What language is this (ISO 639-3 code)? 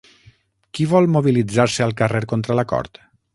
cat